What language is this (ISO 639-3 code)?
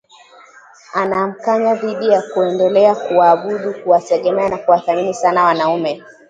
swa